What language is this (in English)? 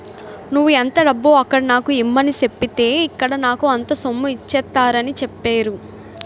Telugu